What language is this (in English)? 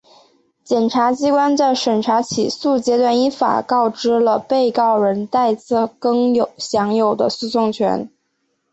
Chinese